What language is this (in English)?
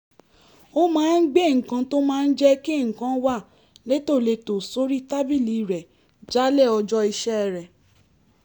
Yoruba